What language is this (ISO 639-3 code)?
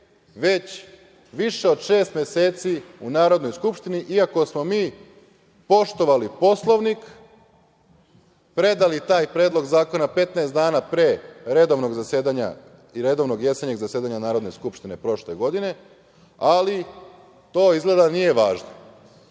srp